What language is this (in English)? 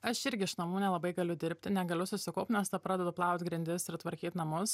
Lithuanian